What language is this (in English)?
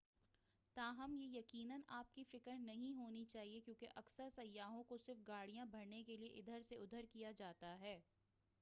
Urdu